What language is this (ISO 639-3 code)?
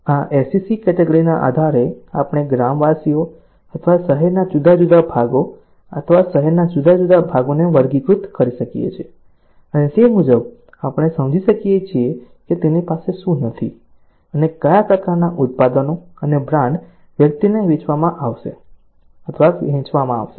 guj